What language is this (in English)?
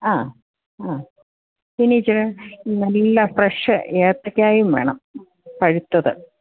Malayalam